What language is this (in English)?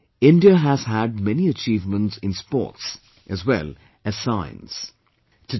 English